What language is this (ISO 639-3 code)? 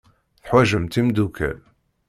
kab